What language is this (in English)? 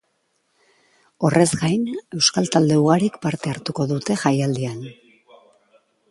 Basque